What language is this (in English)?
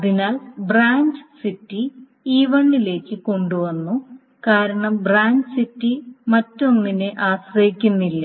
Malayalam